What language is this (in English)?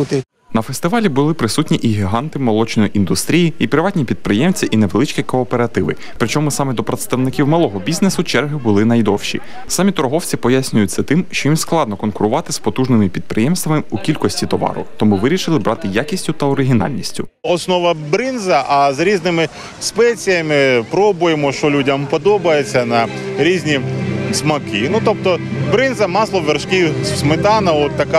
Ukrainian